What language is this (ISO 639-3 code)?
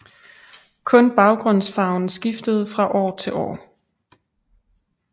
dan